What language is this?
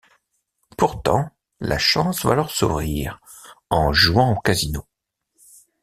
French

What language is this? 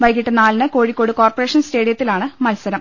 Malayalam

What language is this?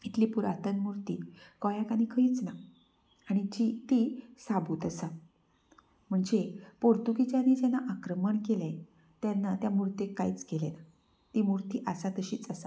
Konkani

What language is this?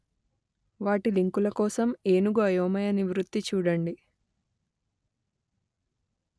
Telugu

